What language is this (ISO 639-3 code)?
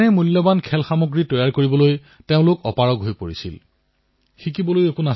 asm